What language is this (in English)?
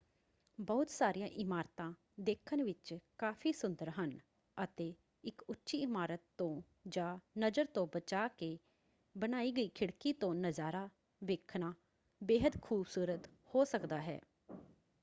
Punjabi